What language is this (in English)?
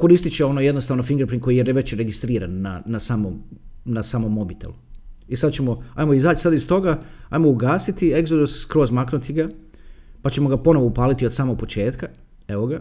Croatian